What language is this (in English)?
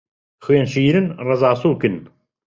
Central Kurdish